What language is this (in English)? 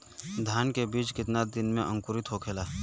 Bhojpuri